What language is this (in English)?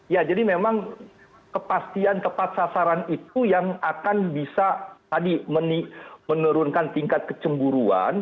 Indonesian